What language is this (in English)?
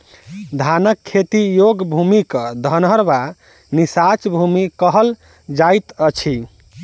Maithili